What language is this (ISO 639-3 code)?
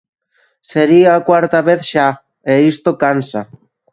glg